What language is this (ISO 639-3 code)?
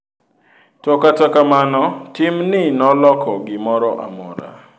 luo